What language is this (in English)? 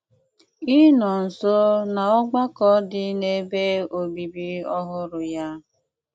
Igbo